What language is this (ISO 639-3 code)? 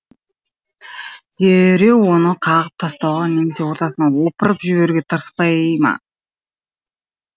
kaz